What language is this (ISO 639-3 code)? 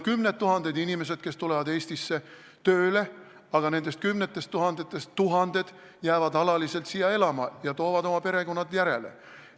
est